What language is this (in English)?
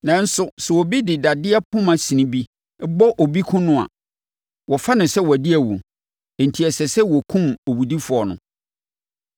Akan